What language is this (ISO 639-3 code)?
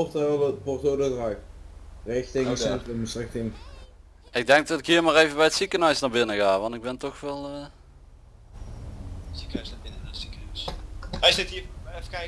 nld